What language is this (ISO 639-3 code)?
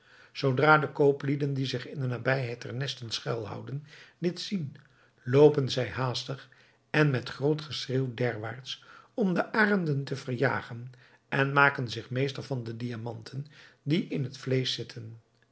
nld